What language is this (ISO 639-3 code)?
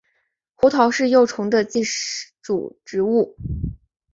zho